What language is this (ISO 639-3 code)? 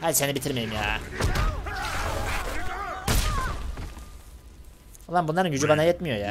tur